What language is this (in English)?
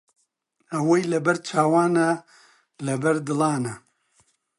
Central Kurdish